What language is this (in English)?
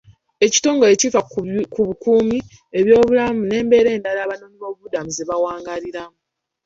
Ganda